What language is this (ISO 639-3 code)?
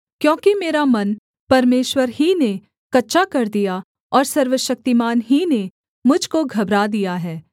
hin